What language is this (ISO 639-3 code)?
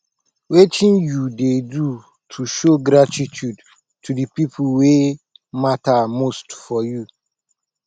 pcm